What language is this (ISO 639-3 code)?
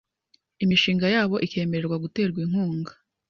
kin